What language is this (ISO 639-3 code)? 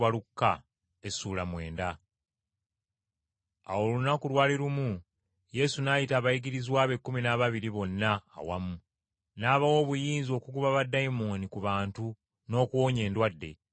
lug